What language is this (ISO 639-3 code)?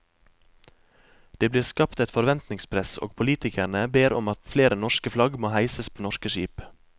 nor